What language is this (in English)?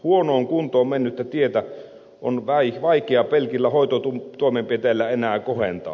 Finnish